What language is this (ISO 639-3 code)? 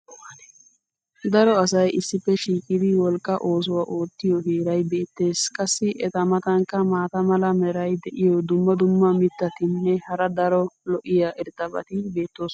wal